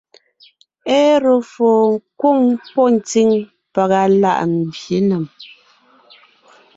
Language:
Ngiemboon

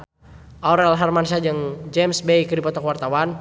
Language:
Sundanese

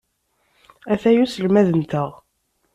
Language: Kabyle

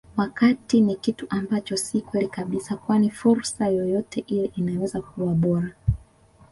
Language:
Swahili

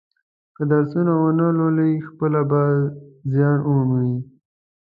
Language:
Pashto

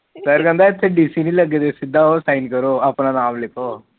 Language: Punjabi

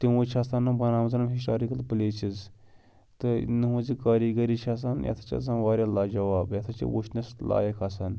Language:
Kashmiri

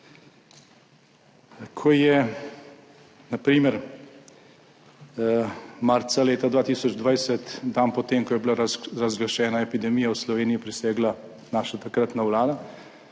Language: Slovenian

